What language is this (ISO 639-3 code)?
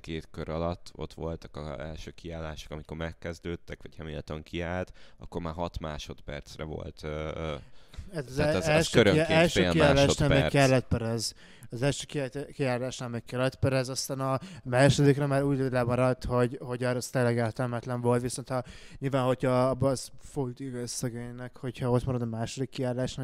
hun